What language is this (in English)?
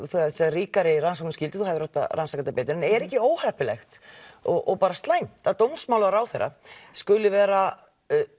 Icelandic